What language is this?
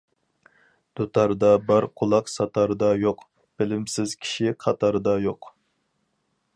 Uyghur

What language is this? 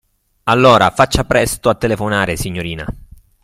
Italian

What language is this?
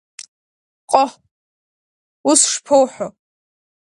Abkhazian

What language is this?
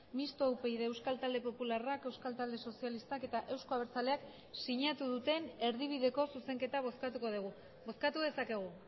Basque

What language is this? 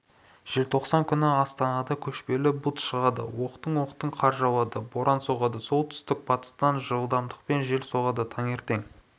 Kazakh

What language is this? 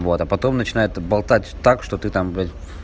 Russian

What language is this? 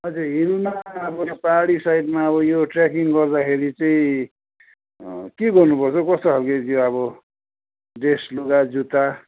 Nepali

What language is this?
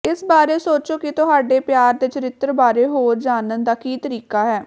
Punjabi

